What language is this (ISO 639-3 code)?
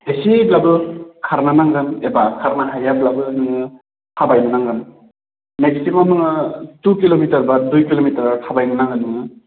brx